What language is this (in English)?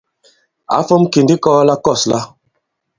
Bankon